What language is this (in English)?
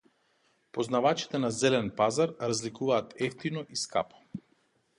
Macedonian